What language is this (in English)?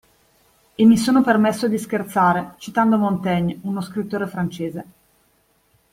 Italian